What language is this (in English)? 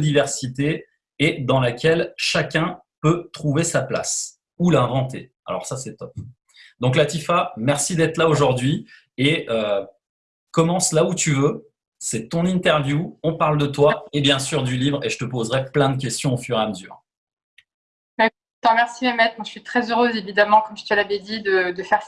French